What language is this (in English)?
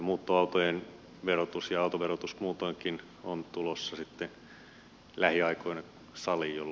Finnish